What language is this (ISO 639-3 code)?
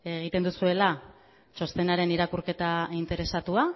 eus